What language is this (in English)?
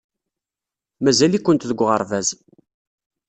Kabyle